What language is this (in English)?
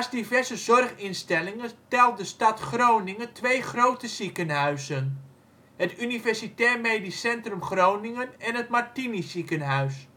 Dutch